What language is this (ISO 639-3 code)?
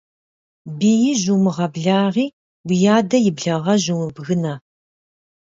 kbd